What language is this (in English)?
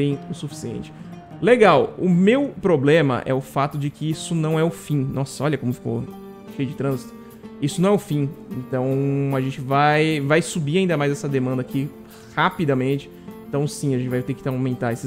Portuguese